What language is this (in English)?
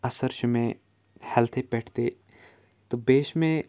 Kashmiri